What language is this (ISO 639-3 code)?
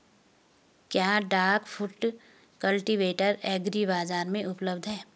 hin